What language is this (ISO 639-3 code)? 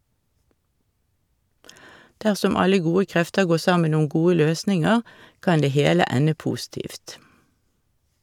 nor